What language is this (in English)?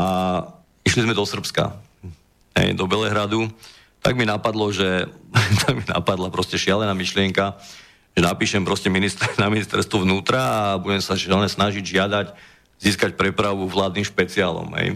Slovak